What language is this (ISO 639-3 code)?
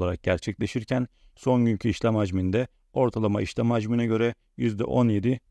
tur